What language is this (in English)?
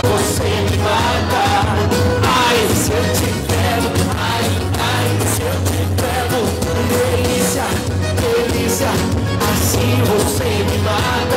Thai